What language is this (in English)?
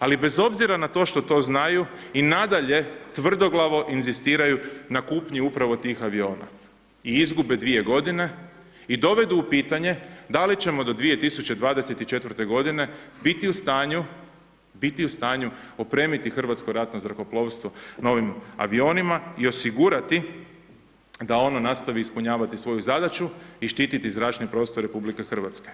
Croatian